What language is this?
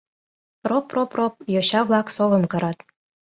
Mari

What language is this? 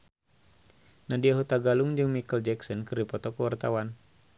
Sundanese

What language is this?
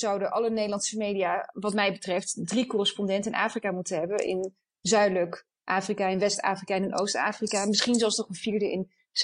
Dutch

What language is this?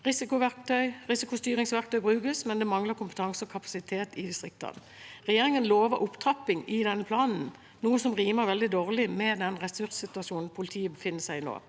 Norwegian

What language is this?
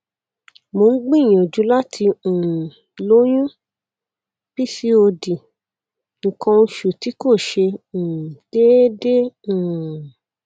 Yoruba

